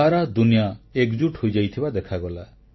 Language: Odia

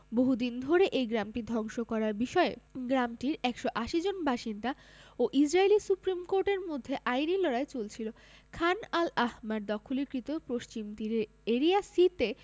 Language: Bangla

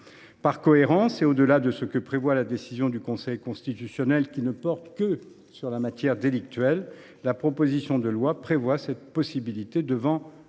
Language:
French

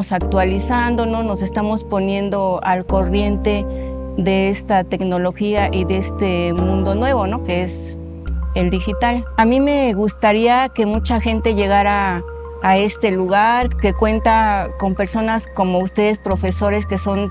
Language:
Spanish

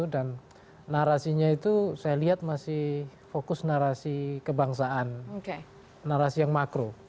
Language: Indonesian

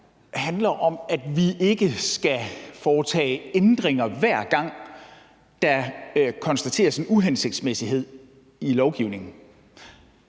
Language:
Danish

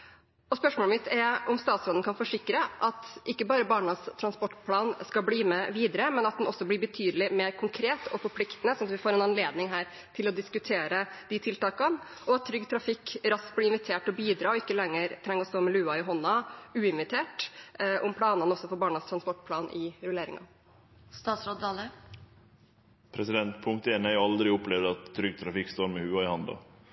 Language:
Norwegian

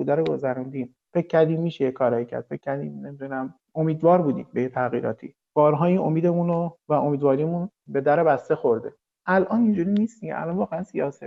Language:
Persian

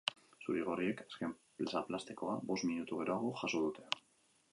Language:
Basque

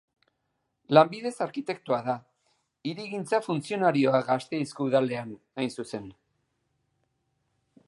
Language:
Basque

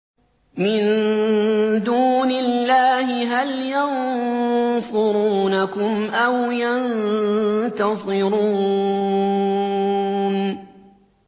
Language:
Arabic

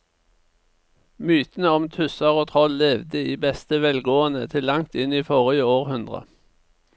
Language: Norwegian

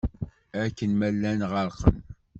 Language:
Kabyle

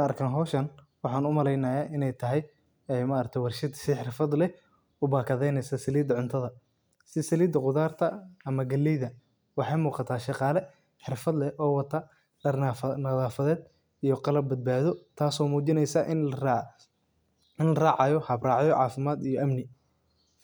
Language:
Somali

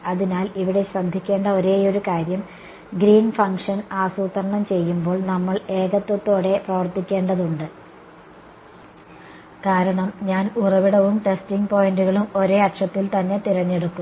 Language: Malayalam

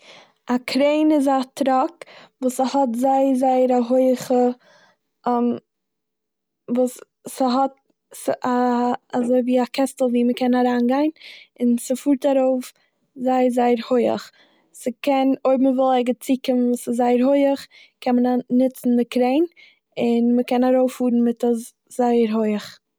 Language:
Yiddish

